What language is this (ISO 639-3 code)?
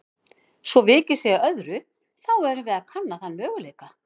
isl